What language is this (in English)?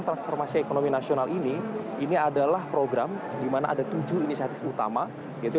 Indonesian